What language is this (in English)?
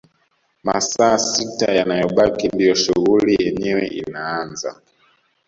Swahili